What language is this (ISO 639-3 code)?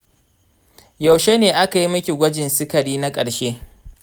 hau